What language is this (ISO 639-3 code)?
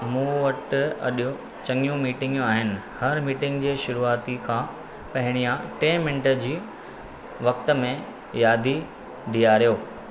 snd